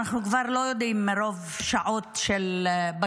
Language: Hebrew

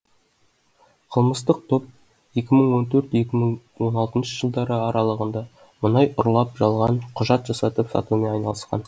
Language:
Kazakh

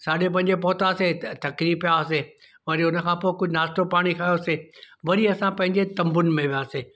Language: Sindhi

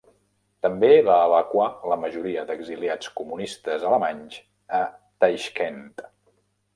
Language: Catalan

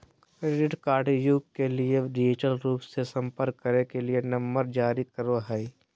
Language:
Magahi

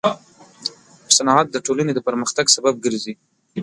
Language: Pashto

